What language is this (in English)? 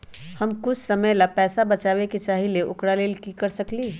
Magahi